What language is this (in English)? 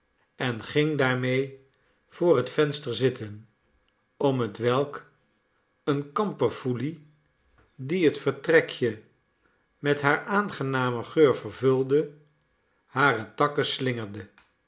Dutch